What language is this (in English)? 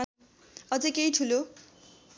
Nepali